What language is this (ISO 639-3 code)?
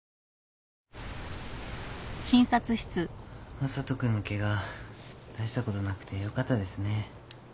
jpn